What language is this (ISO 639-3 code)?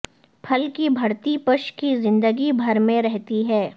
urd